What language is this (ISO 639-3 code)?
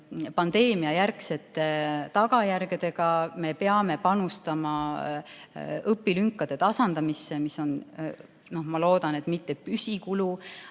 est